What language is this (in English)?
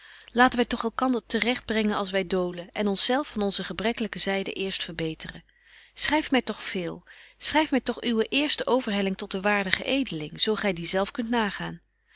Dutch